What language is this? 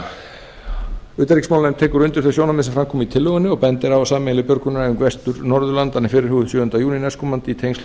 Icelandic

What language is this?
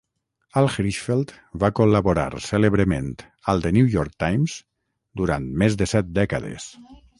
Catalan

